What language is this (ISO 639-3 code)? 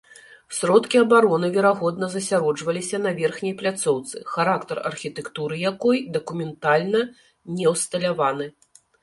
bel